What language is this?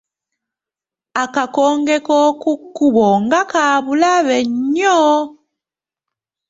Ganda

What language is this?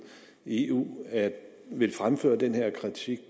Danish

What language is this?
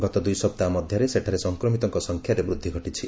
Odia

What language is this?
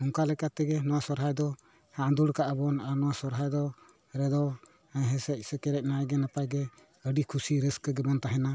Santali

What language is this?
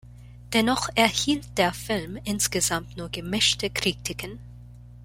German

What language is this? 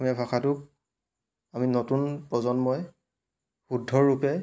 Assamese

